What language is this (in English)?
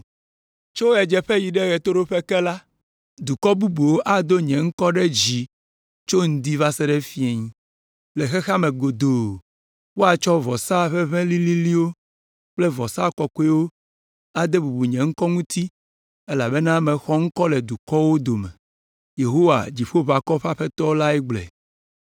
Ewe